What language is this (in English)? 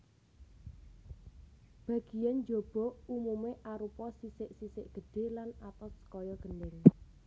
Javanese